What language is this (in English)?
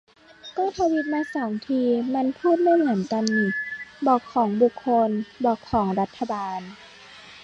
Thai